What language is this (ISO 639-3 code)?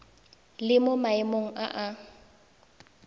tsn